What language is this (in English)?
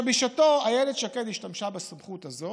Hebrew